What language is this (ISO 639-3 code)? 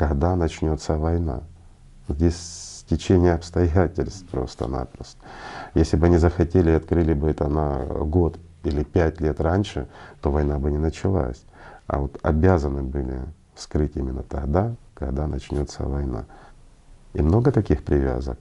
rus